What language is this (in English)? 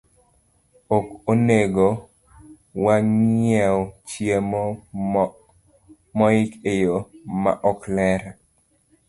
Luo (Kenya and Tanzania)